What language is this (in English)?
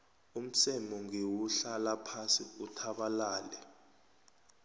South Ndebele